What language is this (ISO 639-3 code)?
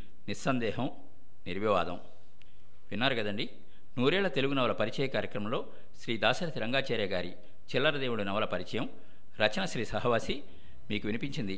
tel